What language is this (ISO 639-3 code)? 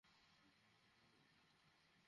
ben